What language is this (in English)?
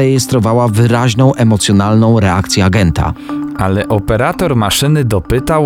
Polish